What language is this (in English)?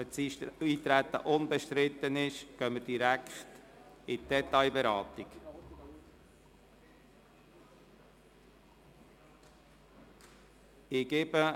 Swiss German